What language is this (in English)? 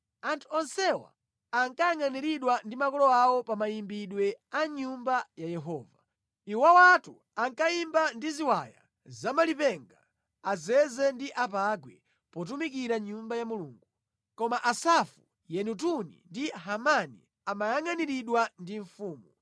Nyanja